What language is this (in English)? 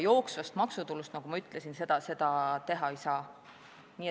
Estonian